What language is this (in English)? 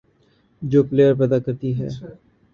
Urdu